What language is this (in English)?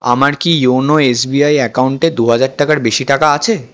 Bangla